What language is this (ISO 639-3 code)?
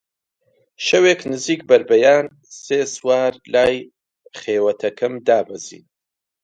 ckb